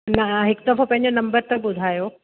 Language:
Sindhi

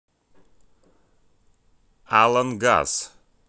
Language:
Russian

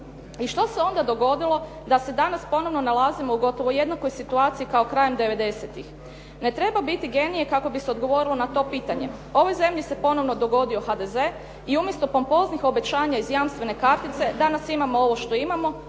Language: Croatian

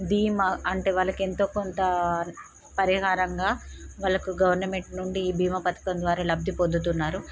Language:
Telugu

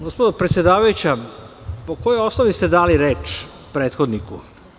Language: Serbian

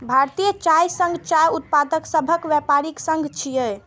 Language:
Maithili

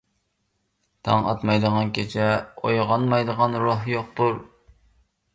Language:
Uyghur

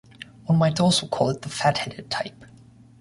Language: English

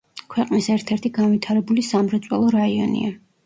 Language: Georgian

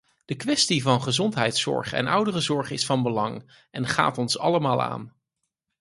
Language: Dutch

